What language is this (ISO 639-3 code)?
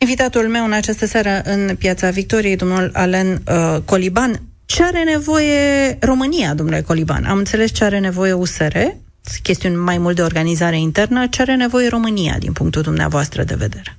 ron